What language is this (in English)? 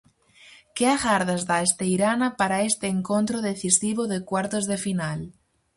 Galician